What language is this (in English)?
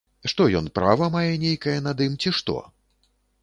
Belarusian